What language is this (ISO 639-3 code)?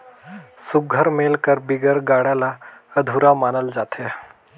hne